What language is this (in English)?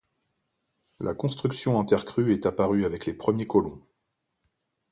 French